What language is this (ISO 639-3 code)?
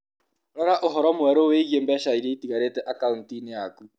kik